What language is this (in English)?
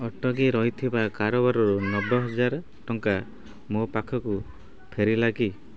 Odia